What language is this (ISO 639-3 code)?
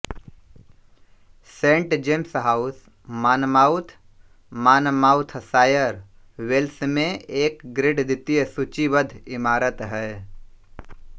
hin